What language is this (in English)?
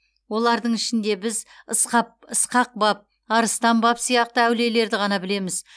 Kazakh